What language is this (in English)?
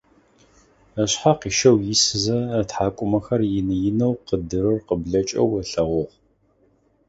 Adyghe